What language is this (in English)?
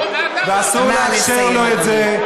Hebrew